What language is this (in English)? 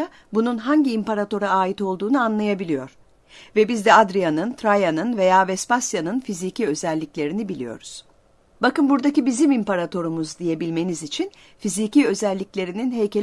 Turkish